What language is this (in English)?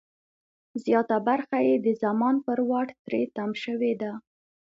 Pashto